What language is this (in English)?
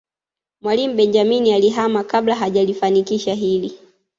Swahili